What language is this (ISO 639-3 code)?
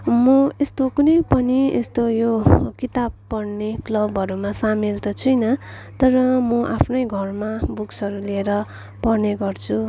nep